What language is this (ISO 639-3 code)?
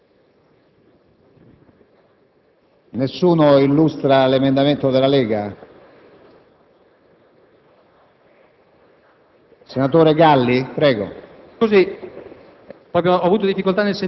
ita